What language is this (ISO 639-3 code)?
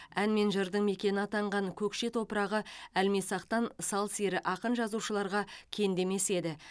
kaz